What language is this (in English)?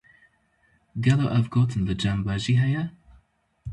Kurdish